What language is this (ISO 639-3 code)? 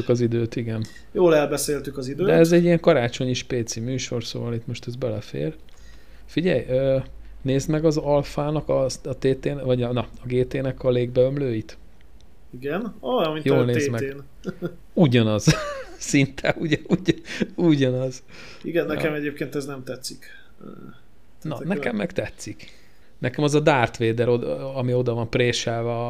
hun